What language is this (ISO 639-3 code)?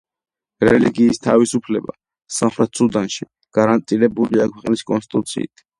kat